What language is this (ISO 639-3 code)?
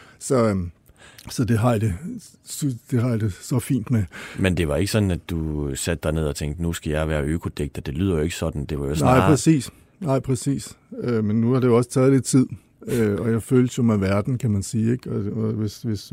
dan